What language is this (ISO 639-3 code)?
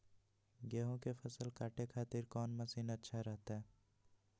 mag